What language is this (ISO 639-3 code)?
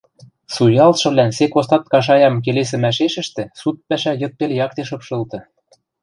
mrj